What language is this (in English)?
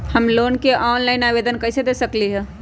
Magahi